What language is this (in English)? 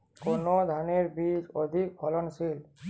Bangla